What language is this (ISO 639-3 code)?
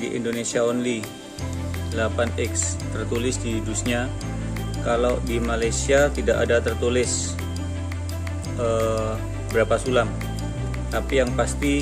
ind